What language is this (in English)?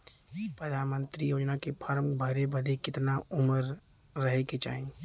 Bhojpuri